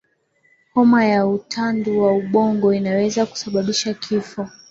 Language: Swahili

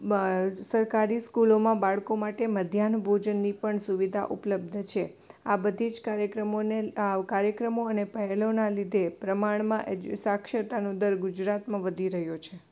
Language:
Gujarati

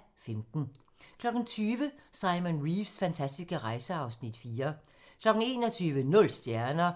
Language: Danish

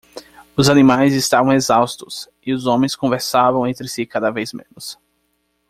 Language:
Portuguese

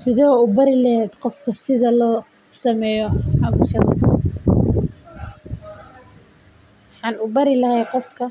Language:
Somali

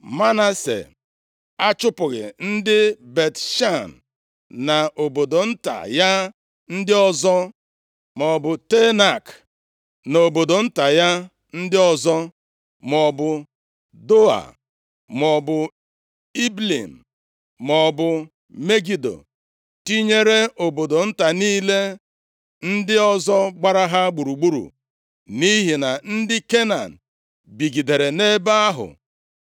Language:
Igbo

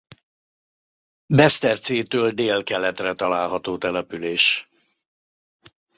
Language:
Hungarian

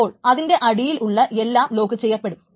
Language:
Malayalam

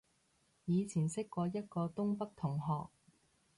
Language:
Cantonese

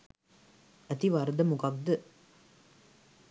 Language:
Sinhala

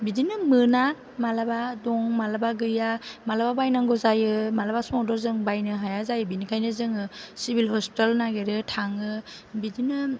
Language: Bodo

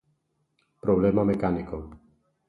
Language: Galician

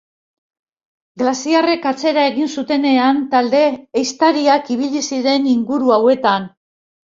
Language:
Basque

